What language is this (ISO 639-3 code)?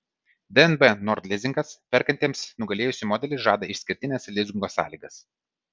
lit